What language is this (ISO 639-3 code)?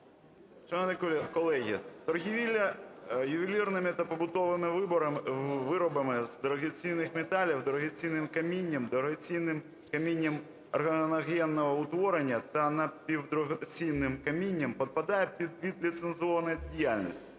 ukr